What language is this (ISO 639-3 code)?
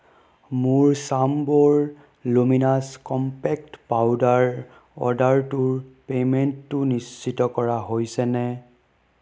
asm